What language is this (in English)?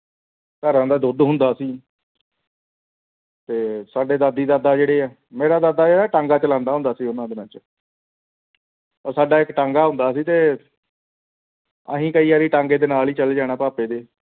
Punjabi